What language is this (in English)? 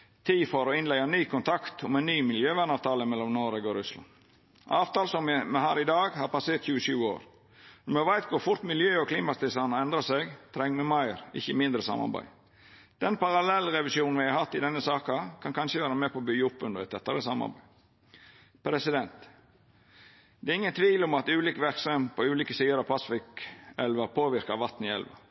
Norwegian Nynorsk